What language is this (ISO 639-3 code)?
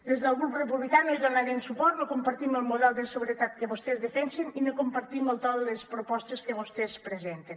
cat